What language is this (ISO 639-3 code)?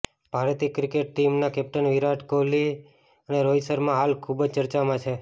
guj